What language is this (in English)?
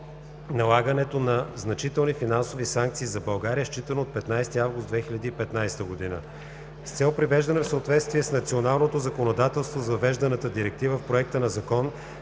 Bulgarian